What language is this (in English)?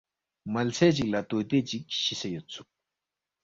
Balti